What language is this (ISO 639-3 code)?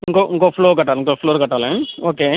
tel